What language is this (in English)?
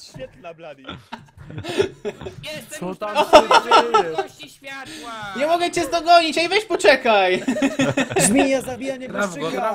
Polish